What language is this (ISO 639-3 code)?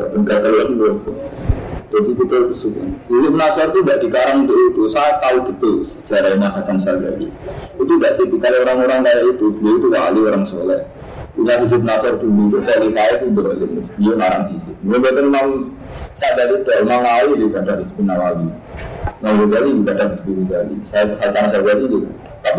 ind